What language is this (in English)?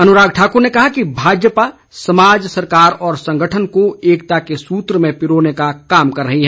Hindi